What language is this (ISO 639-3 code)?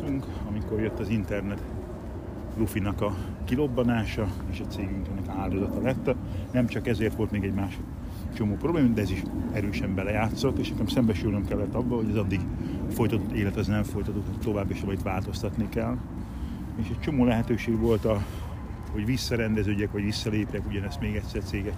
hun